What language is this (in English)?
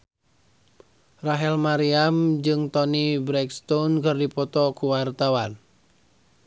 Sundanese